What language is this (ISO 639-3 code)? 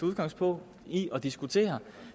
dan